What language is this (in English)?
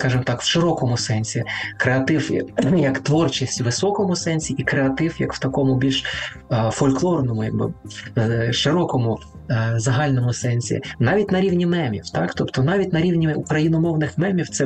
Ukrainian